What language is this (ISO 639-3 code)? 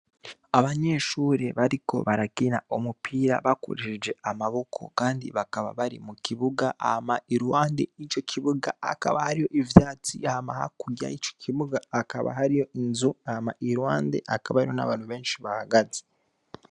run